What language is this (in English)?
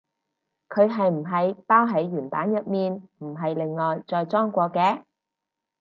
Cantonese